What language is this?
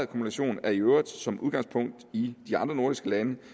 Danish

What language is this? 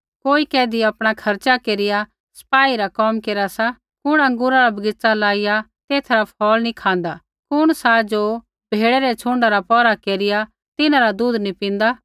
Kullu Pahari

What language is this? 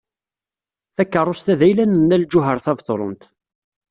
Kabyle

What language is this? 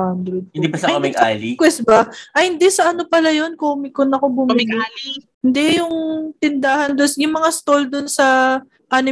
Filipino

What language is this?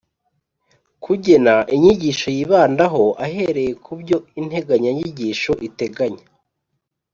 Kinyarwanda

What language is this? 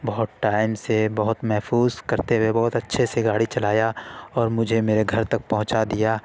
Urdu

